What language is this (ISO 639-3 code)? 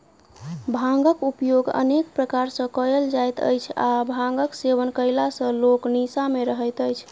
mai